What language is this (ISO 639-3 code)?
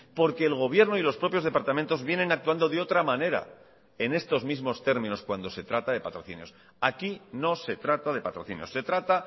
spa